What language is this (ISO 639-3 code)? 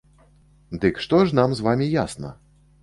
bel